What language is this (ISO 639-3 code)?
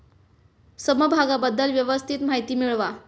mar